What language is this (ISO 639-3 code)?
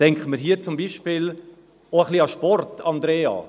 gsw